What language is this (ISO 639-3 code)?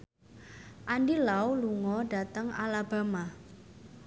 jav